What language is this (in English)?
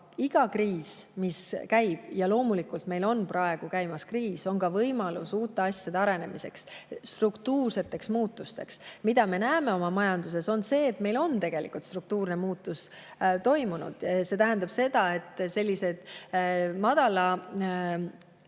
Estonian